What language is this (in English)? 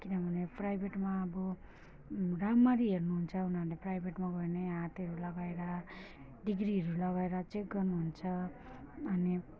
Nepali